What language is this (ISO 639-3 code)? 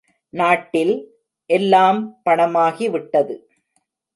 tam